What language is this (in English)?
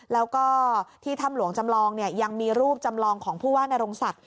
Thai